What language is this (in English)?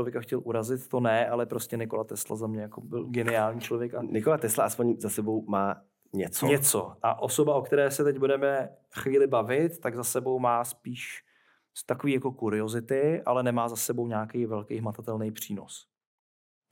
Czech